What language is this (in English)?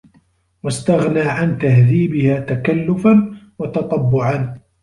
Arabic